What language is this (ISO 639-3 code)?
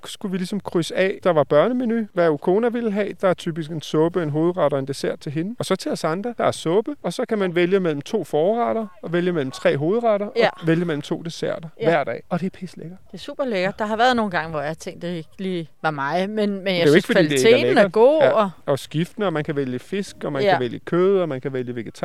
dan